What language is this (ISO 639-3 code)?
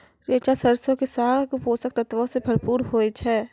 mai